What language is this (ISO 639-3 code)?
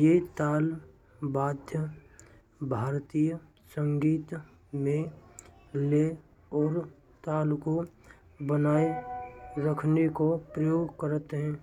bra